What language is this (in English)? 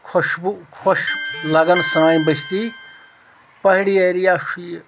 Kashmiri